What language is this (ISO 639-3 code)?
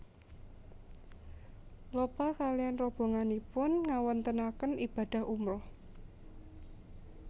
jav